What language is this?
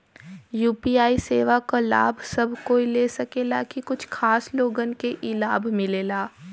Bhojpuri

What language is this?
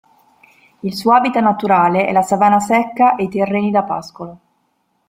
Italian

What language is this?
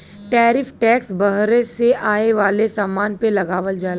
Bhojpuri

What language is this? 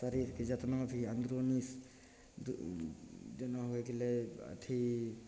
Maithili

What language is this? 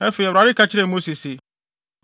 Akan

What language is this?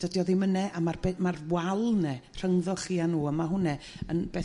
Welsh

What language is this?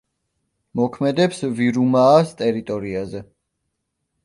Georgian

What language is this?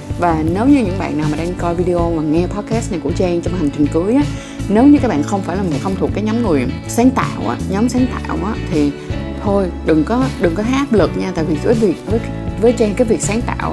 Vietnamese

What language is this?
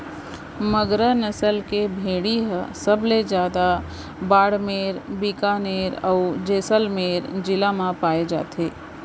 Chhattisgarhi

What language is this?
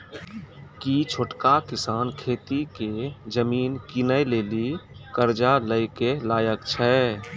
Maithili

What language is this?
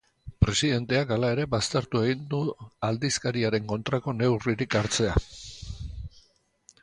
Basque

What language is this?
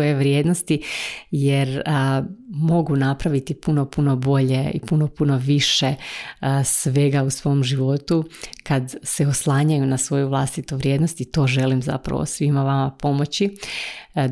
Croatian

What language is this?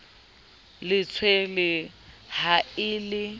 Southern Sotho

